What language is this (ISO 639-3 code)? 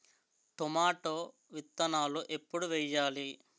tel